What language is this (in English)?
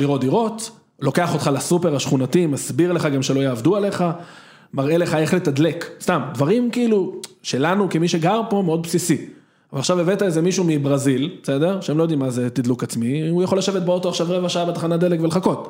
Hebrew